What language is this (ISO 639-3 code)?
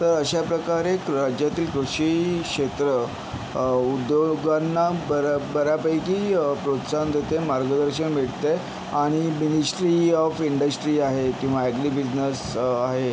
mar